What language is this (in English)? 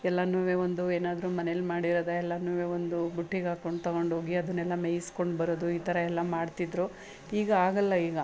Kannada